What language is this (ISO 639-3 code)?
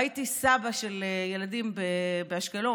heb